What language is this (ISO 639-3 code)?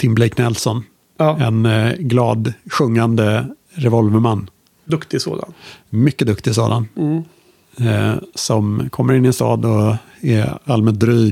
swe